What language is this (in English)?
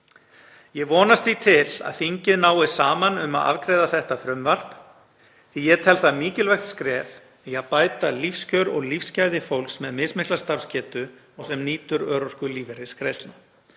Icelandic